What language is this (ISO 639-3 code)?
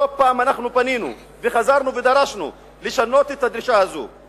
heb